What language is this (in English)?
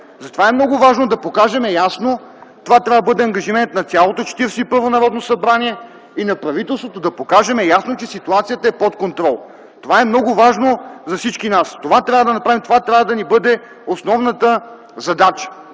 Bulgarian